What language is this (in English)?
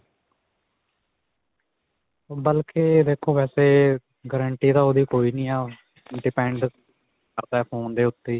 Punjabi